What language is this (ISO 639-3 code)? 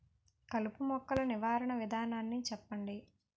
tel